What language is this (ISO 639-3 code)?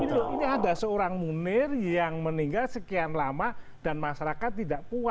ind